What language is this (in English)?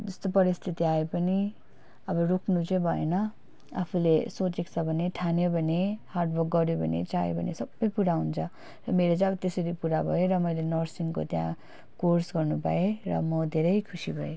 Nepali